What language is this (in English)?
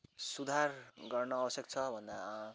Nepali